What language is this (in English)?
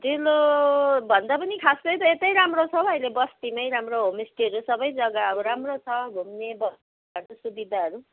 Nepali